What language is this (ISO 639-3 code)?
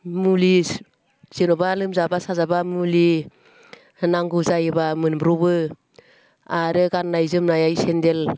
brx